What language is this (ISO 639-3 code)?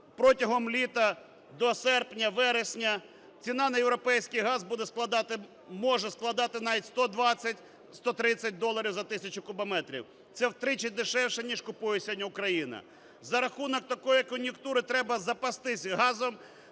ukr